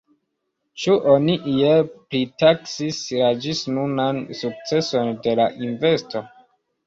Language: Esperanto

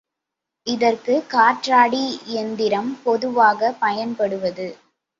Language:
Tamil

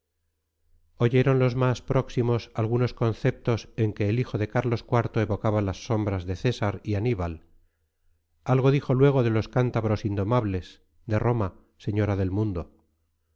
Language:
Spanish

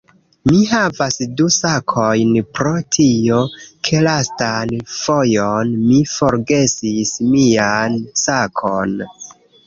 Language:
Esperanto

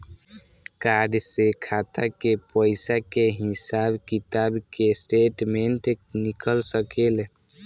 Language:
Bhojpuri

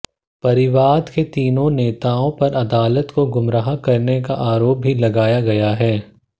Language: Hindi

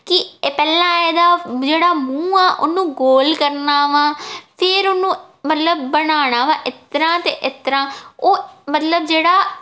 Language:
Punjabi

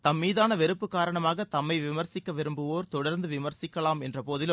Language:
Tamil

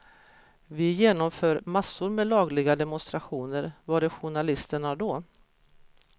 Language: Swedish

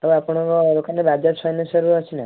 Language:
Odia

